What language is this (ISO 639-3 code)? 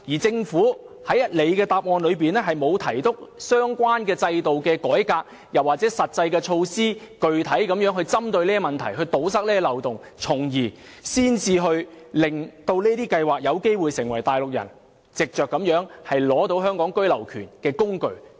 yue